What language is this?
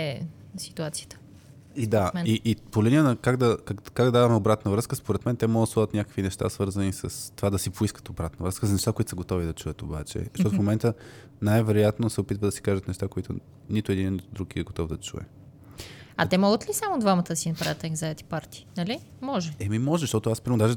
Bulgarian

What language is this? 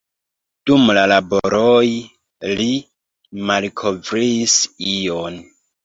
Esperanto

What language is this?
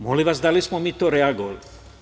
Serbian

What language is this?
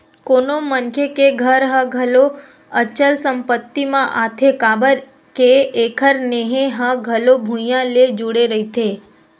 Chhattisgarhi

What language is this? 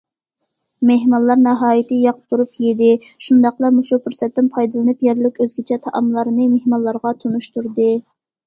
Uyghur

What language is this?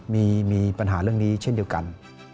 Thai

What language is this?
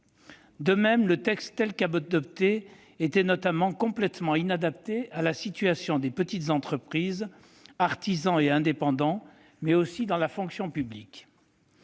French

